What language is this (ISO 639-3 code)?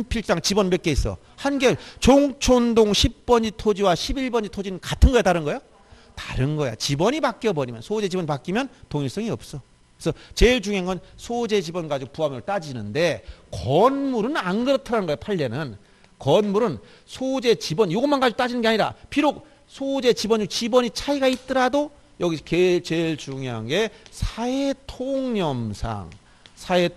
kor